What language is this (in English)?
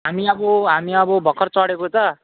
Nepali